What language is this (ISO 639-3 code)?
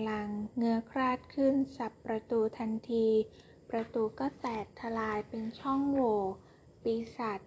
tha